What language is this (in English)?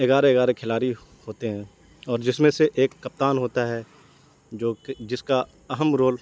Urdu